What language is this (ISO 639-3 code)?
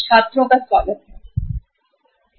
hin